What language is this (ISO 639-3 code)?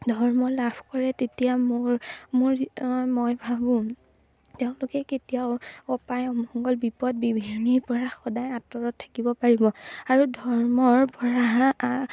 asm